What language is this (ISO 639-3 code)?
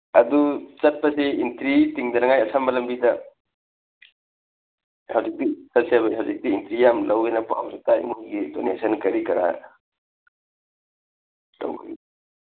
mni